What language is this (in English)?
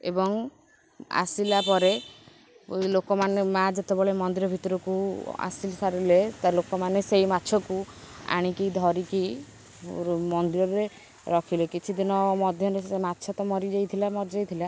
Odia